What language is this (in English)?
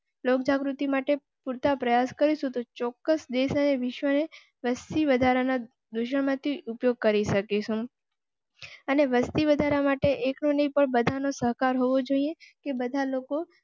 Gujarati